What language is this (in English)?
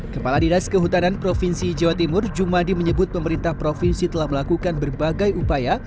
Indonesian